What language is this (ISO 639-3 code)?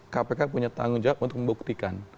ind